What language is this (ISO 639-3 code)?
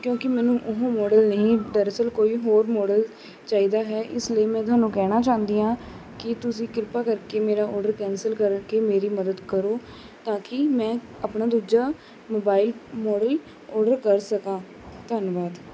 pan